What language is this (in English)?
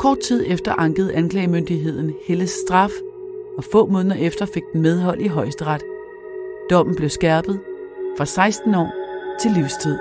Danish